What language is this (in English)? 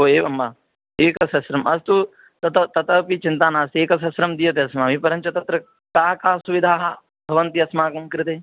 Sanskrit